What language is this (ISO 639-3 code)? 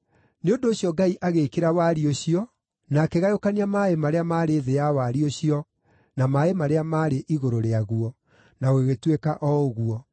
kik